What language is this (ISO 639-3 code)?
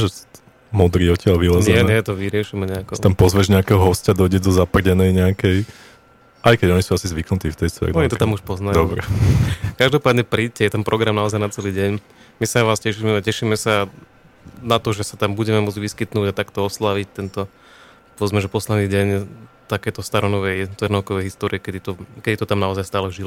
slk